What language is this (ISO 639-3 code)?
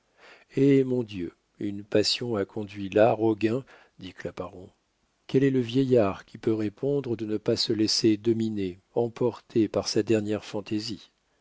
fra